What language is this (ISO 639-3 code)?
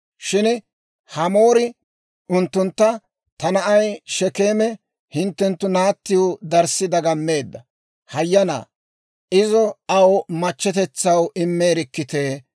dwr